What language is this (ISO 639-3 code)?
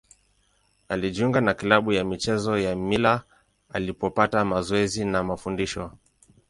swa